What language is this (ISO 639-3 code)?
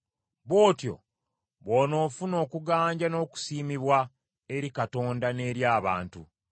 lug